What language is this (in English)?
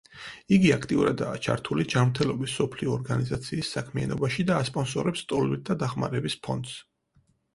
Georgian